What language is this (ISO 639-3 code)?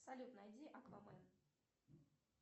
rus